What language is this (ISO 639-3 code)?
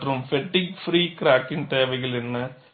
tam